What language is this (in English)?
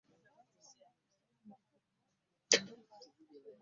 Ganda